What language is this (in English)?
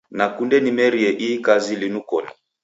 Taita